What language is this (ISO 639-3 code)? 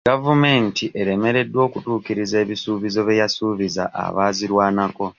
lug